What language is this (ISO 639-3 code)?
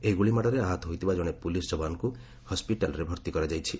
ori